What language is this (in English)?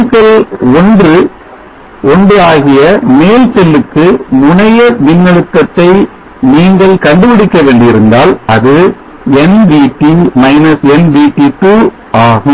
Tamil